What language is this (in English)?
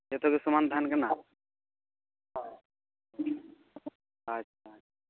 Santali